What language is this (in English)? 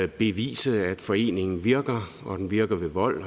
Danish